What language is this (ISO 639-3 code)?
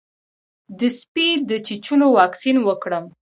pus